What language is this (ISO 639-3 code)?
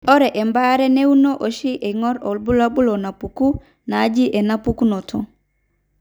mas